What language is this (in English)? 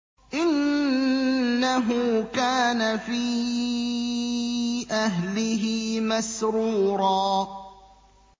Arabic